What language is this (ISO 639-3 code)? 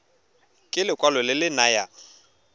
tsn